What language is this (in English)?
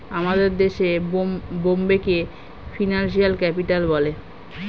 Bangla